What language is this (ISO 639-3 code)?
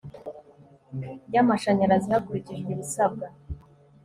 kin